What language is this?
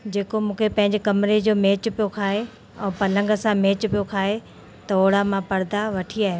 Sindhi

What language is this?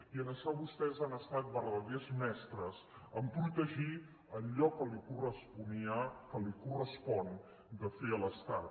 Catalan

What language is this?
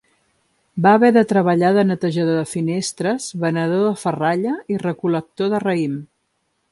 Catalan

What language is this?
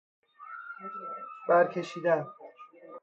Persian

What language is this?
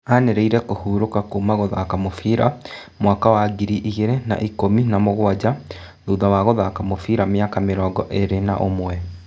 Kikuyu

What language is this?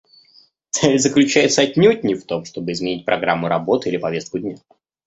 Russian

